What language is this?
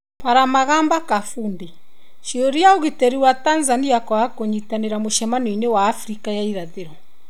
Kikuyu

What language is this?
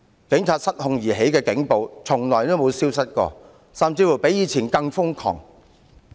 Cantonese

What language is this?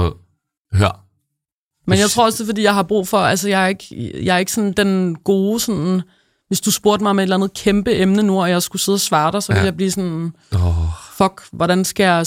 Danish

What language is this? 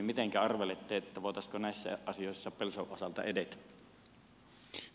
Finnish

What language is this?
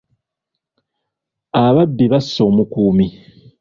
Ganda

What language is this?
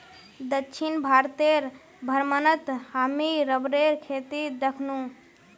Magahi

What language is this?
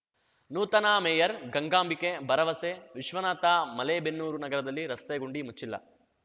Kannada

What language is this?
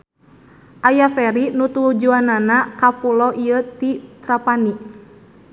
Sundanese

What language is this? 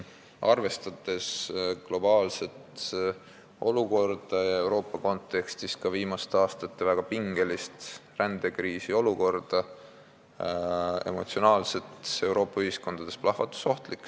Estonian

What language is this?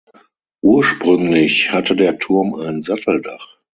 German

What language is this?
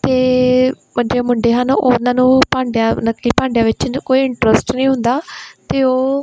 Punjabi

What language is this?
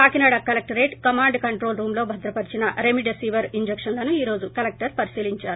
Telugu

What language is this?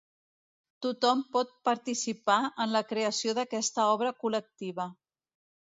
Catalan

